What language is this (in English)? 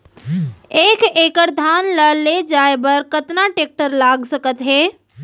Chhattisgarhi